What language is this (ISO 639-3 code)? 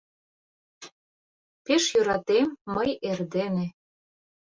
chm